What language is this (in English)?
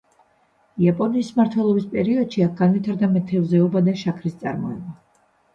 Georgian